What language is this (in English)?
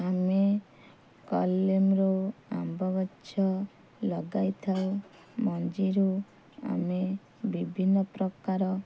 Odia